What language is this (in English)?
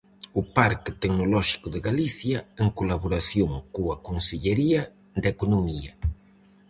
Galician